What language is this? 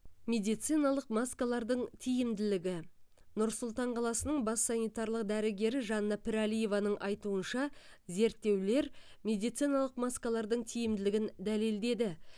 Kazakh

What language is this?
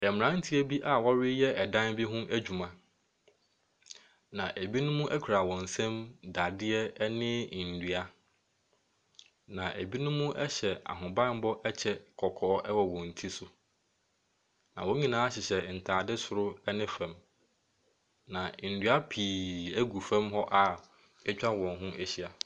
Akan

